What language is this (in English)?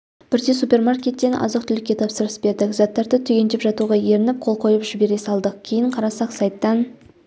Kazakh